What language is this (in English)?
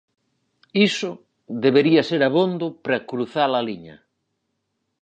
Galician